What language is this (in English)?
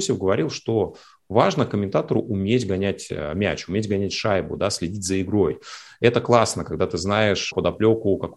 Russian